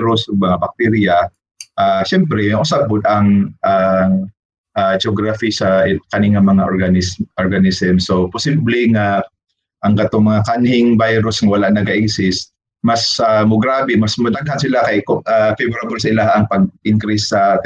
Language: Filipino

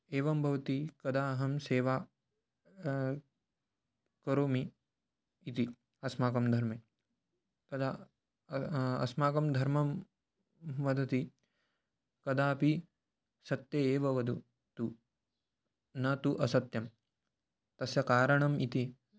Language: Sanskrit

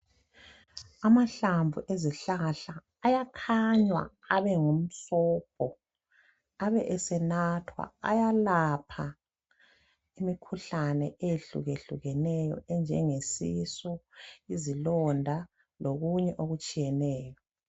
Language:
North Ndebele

